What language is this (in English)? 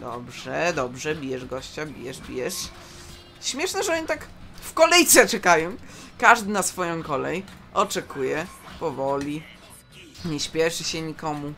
Polish